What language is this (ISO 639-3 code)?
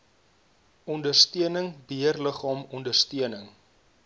afr